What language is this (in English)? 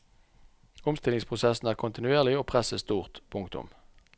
Norwegian